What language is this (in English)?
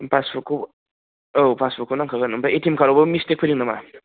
Bodo